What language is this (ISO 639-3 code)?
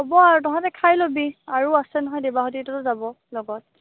asm